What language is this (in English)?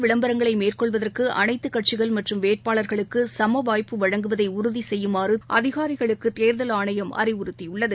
Tamil